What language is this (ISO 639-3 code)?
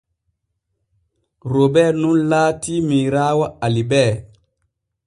fue